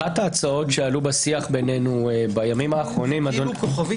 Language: Hebrew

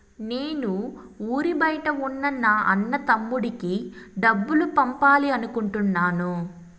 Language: Telugu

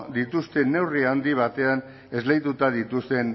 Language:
Basque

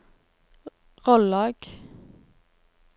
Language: Norwegian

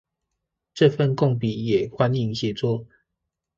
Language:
Chinese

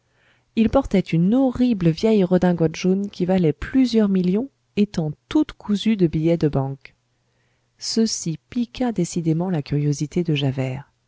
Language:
French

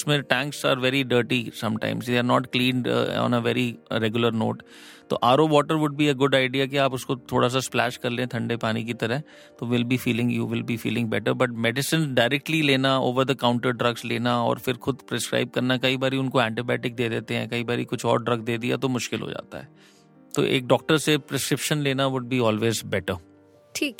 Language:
Hindi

